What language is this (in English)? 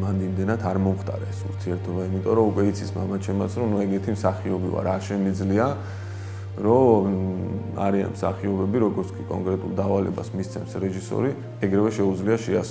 Romanian